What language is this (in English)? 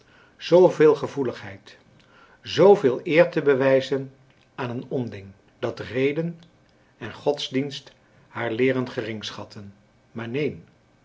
Dutch